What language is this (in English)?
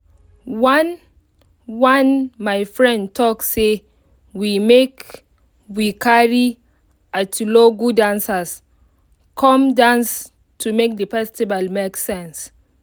Nigerian Pidgin